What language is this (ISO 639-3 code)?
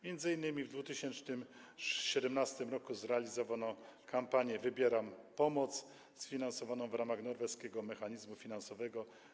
pol